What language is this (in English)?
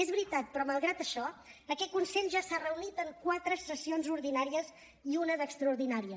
Catalan